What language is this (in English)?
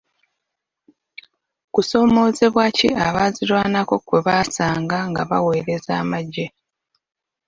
Ganda